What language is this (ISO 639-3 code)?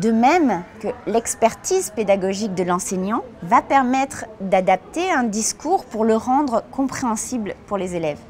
fra